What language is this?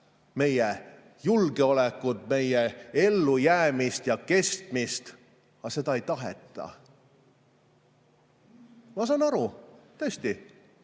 Estonian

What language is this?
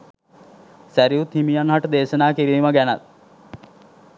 Sinhala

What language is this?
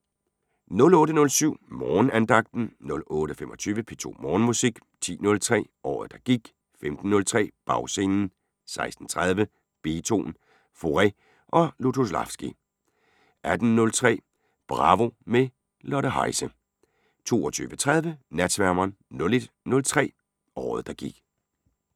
Danish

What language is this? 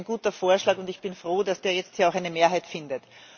German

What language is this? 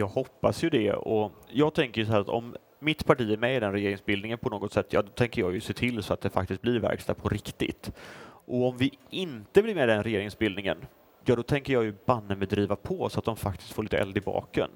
Swedish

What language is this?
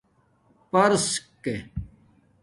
Domaaki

